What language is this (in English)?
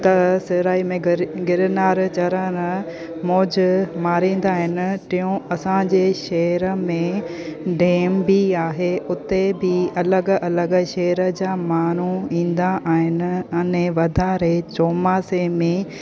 Sindhi